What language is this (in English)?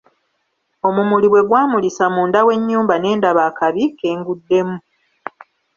Ganda